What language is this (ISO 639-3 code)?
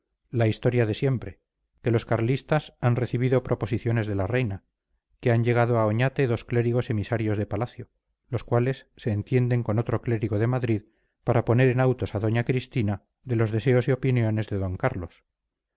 spa